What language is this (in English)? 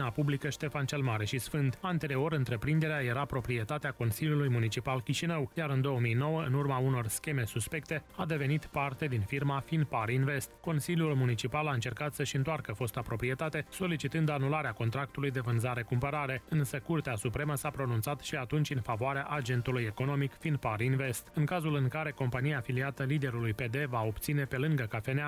Romanian